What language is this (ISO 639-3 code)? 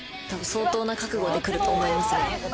jpn